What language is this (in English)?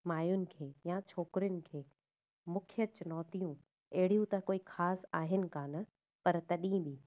Sindhi